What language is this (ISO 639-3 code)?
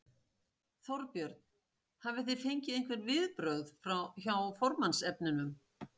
isl